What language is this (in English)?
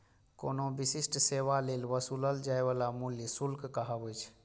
Maithili